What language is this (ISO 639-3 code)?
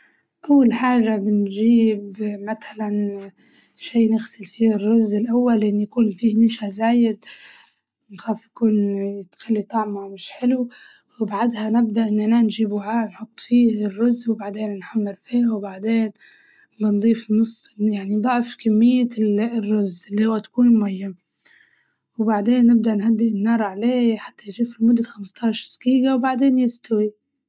ayl